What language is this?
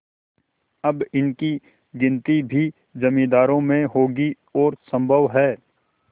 Hindi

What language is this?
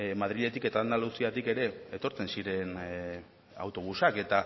Basque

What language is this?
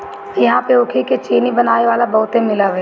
Bhojpuri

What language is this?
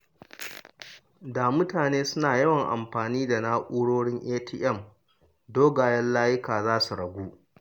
Hausa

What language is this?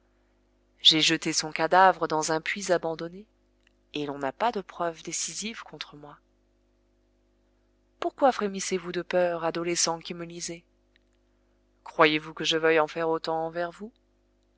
French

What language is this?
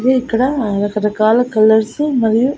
Telugu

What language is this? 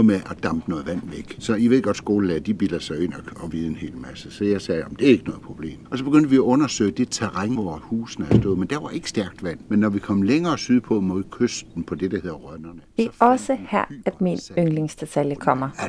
Danish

